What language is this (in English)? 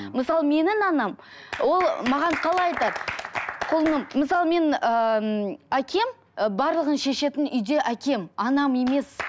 Kazakh